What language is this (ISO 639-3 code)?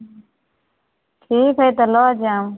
mai